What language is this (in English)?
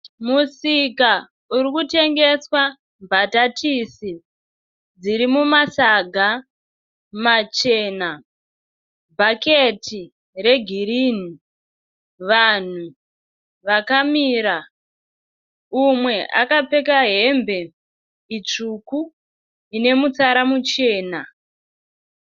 Shona